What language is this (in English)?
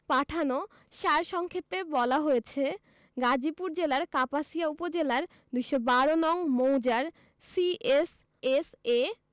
Bangla